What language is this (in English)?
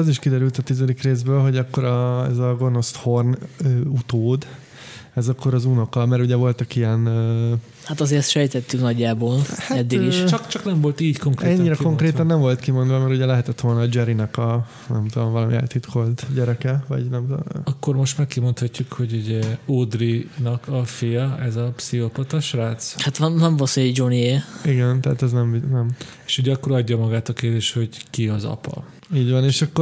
Hungarian